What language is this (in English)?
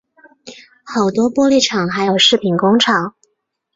Chinese